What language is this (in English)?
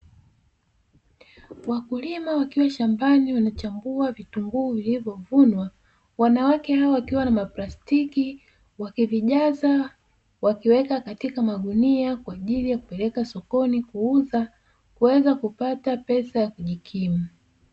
Swahili